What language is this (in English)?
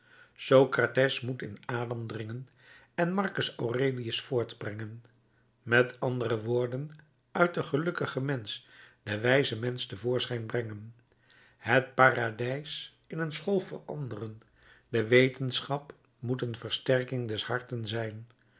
Dutch